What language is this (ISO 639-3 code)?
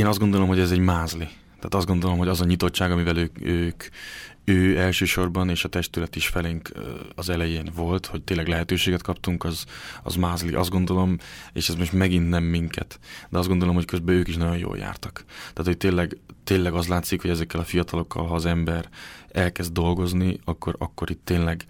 hun